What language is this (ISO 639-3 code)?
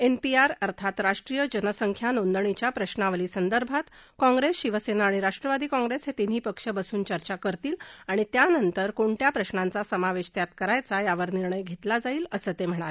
mar